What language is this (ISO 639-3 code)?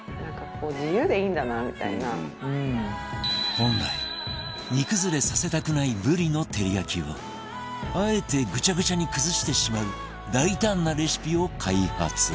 jpn